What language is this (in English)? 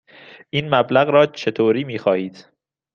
Persian